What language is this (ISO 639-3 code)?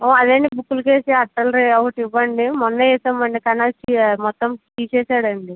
tel